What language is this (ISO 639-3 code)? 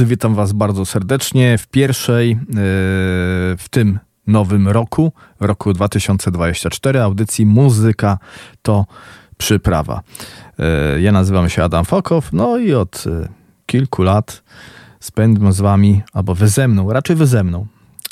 pol